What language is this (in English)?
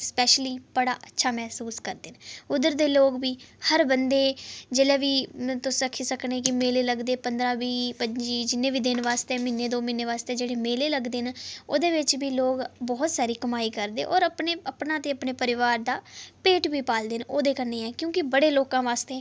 Dogri